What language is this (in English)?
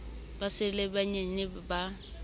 Southern Sotho